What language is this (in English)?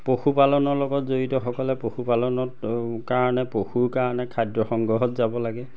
Assamese